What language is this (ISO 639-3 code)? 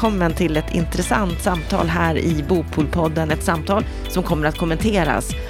swe